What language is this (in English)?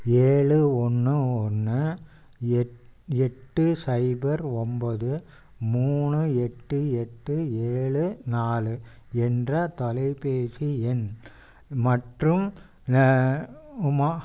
Tamil